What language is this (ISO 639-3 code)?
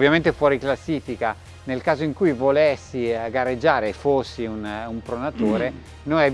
ita